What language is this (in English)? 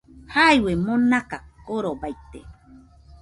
Nüpode Huitoto